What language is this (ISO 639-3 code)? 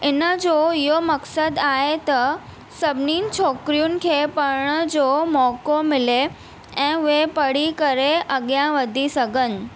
snd